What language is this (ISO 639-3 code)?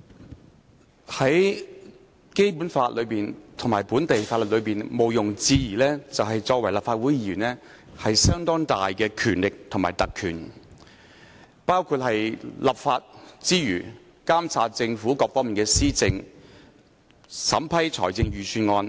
yue